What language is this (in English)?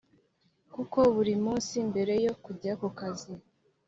Kinyarwanda